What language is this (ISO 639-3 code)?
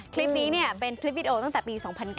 tha